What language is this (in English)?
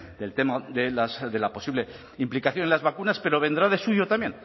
Spanish